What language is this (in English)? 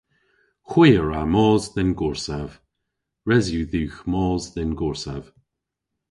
Cornish